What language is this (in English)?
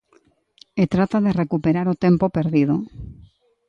Galician